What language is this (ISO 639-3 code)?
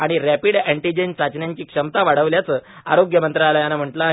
mar